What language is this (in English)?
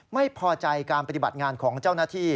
Thai